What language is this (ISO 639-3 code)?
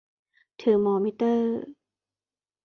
tha